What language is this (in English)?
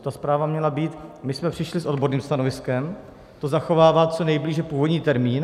Czech